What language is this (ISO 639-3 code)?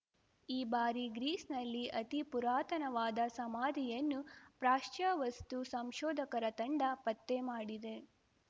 kan